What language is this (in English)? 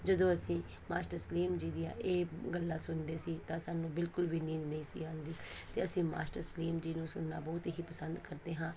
Punjabi